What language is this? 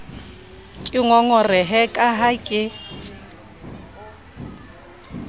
Southern Sotho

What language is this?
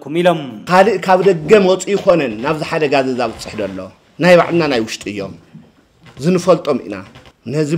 Arabic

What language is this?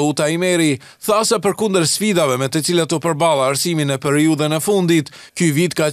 Romanian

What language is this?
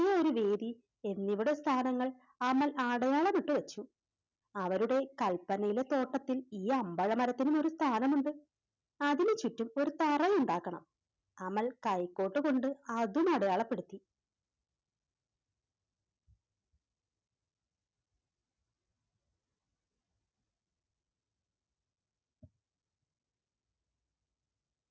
Malayalam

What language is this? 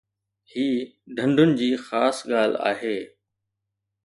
Sindhi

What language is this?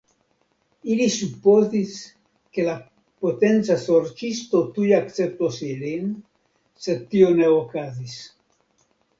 Esperanto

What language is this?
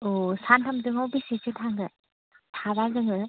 Bodo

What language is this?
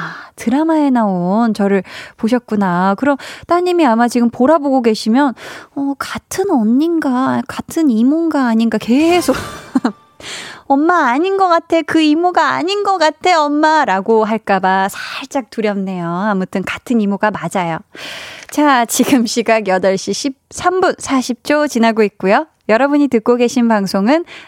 Korean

